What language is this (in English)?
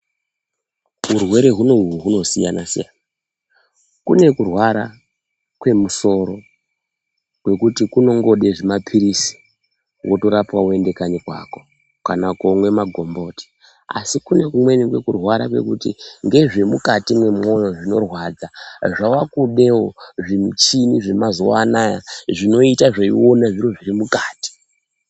Ndau